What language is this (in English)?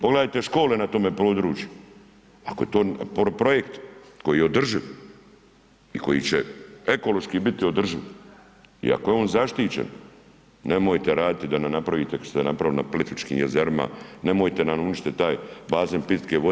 Croatian